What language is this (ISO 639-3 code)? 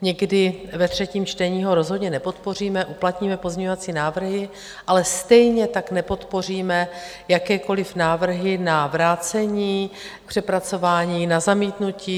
ces